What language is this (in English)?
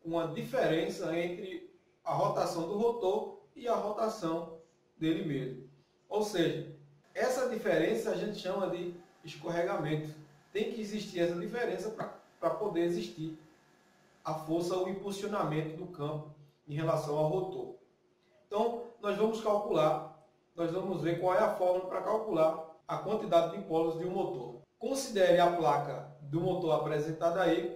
Portuguese